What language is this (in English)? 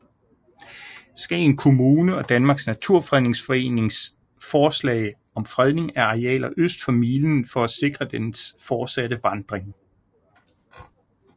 Danish